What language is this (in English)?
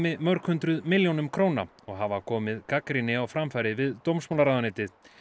Icelandic